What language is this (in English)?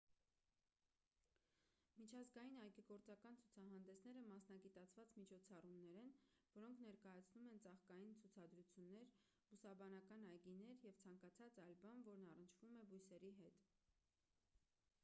Armenian